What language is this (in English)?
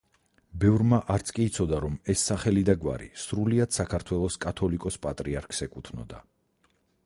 Georgian